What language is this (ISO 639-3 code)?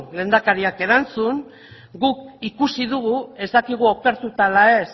eus